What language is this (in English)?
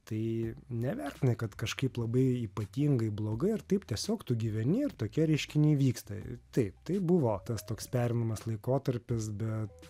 Lithuanian